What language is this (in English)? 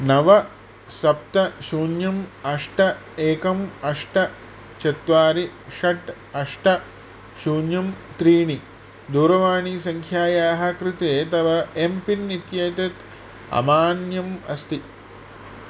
Sanskrit